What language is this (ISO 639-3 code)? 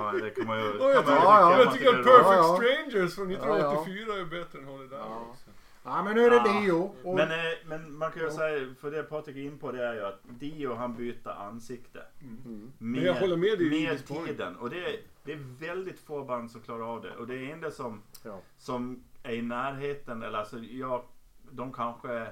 swe